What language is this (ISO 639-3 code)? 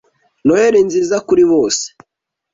kin